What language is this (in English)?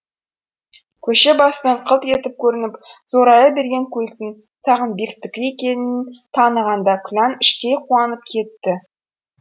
Kazakh